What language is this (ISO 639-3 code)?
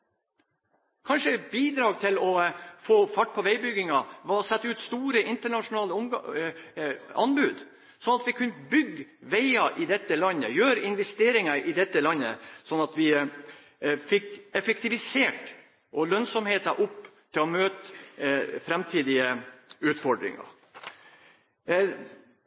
nob